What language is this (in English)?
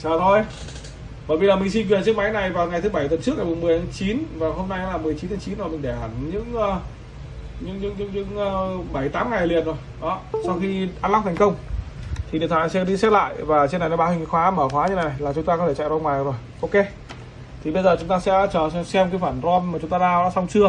Vietnamese